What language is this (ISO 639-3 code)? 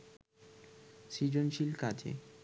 ben